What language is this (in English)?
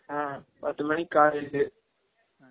Tamil